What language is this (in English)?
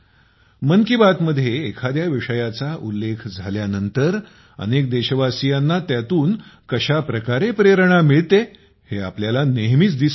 Marathi